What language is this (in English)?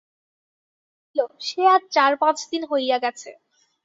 Bangla